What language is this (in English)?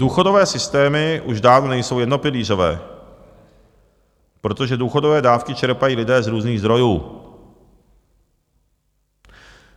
Czech